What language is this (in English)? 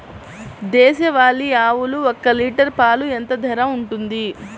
Telugu